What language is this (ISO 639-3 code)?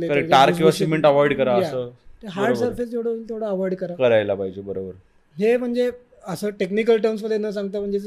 mar